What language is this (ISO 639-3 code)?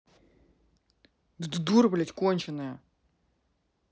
rus